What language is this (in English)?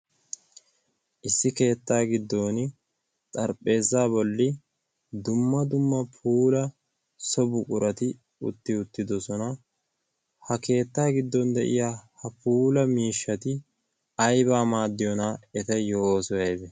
Wolaytta